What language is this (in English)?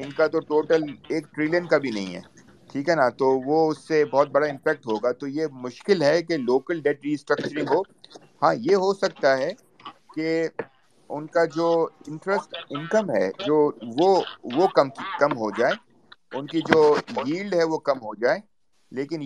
Urdu